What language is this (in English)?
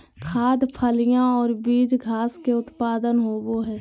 Magahi